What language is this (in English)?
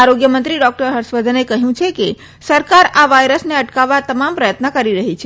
Gujarati